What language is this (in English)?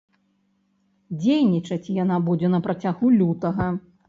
Belarusian